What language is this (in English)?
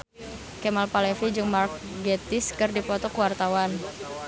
Sundanese